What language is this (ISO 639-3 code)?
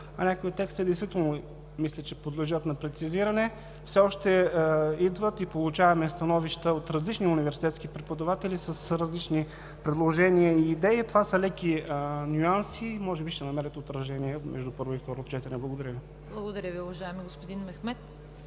bul